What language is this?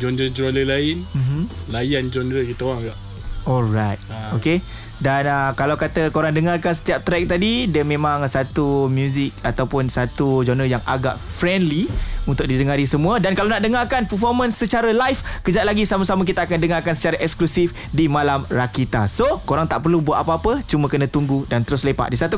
Malay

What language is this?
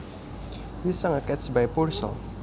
Javanese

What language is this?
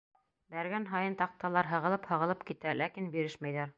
Bashkir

